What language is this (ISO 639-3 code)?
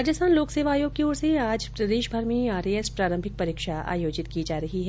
hin